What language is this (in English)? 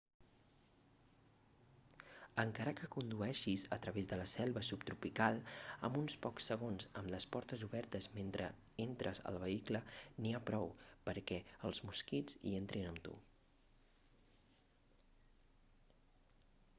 Catalan